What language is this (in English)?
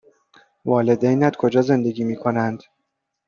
Persian